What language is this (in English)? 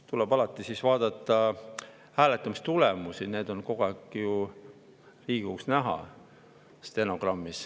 Estonian